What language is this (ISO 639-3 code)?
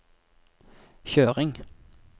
nor